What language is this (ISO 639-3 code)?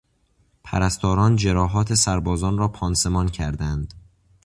fas